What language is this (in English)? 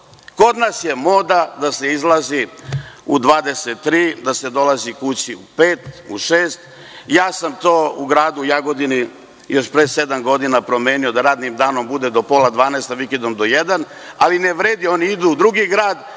Serbian